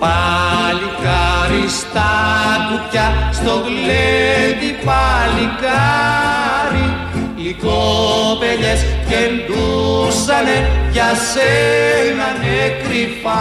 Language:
Greek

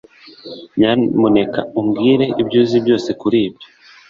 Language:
Kinyarwanda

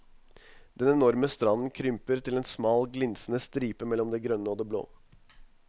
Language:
Norwegian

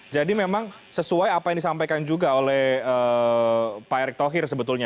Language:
Indonesian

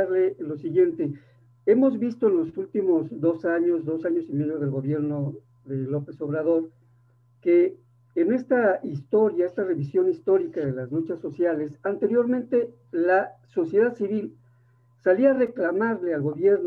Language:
Spanish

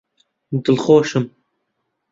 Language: Central Kurdish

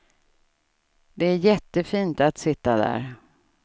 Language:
Swedish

